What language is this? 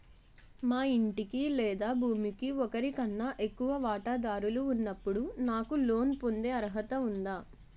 Telugu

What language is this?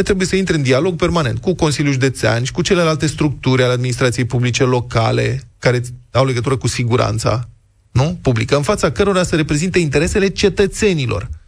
Romanian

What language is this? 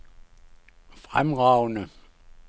Danish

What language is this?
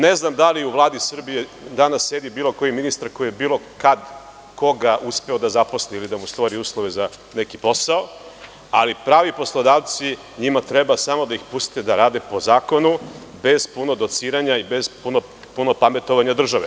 Serbian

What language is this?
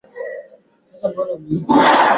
Swahili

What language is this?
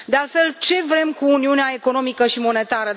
Romanian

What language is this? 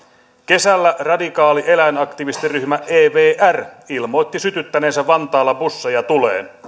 Finnish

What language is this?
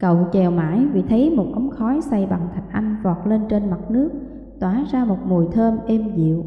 Vietnamese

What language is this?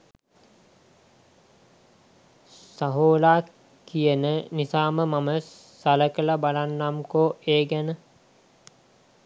Sinhala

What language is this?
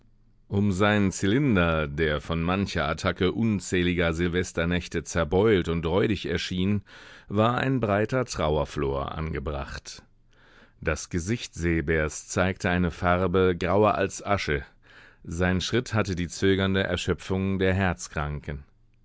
German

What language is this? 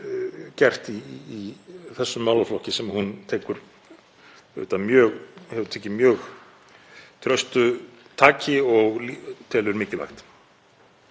Icelandic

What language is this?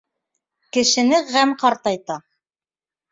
Bashkir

